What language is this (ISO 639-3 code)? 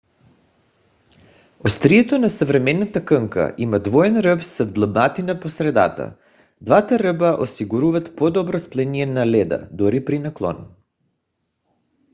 bul